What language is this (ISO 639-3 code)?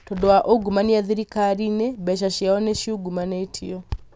kik